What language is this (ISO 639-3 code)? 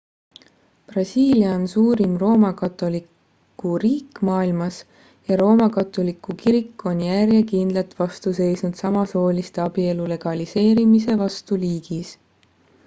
est